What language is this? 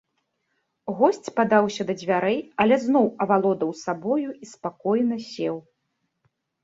Belarusian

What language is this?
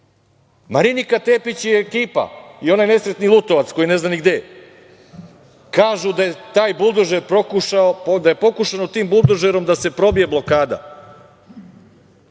Serbian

